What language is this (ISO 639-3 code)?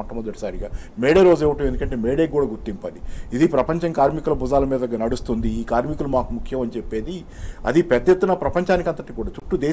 hin